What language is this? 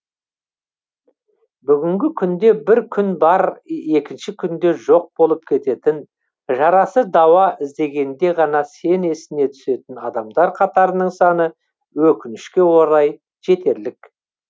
Kazakh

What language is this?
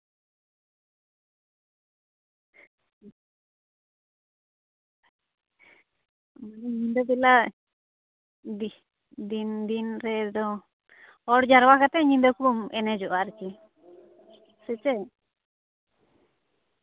Santali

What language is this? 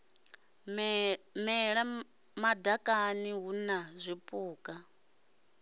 Venda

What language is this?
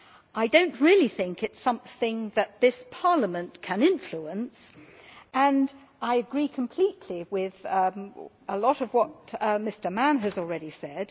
English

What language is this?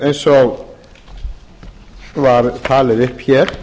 Icelandic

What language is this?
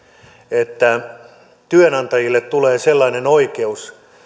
Finnish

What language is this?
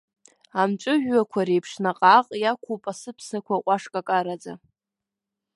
Abkhazian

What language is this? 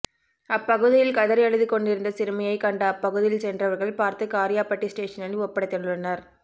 Tamil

